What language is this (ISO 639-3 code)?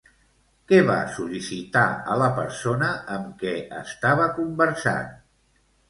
cat